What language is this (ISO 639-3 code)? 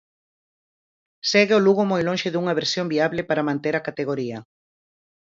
glg